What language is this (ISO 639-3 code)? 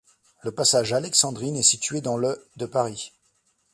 fra